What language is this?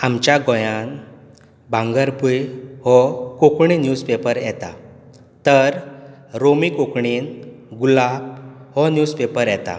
Konkani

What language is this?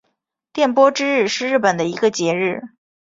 Chinese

